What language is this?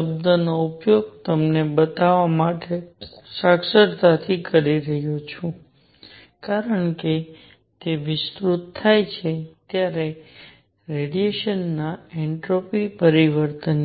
Gujarati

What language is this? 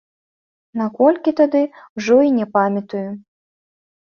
Belarusian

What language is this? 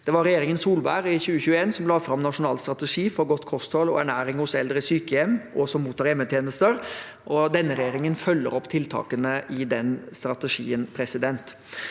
Norwegian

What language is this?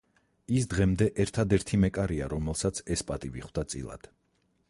Georgian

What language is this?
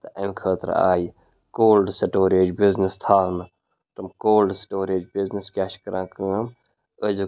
Kashmiri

